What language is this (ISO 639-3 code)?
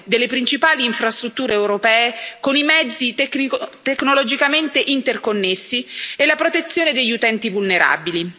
ita